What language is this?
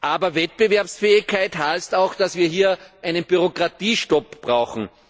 German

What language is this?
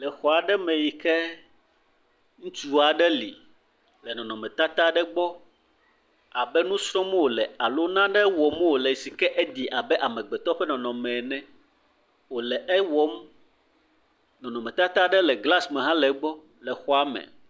Ewe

